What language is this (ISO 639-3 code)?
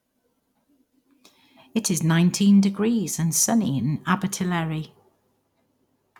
eng